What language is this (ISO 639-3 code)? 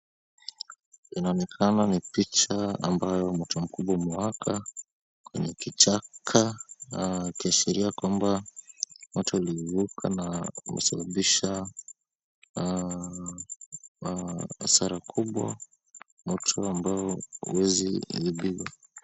swa